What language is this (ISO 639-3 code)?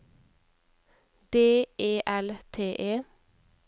nor